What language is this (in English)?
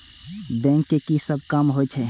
Maithili